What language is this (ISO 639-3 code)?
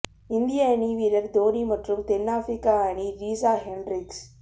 tam